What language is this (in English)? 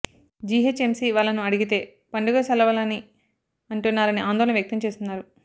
Telugu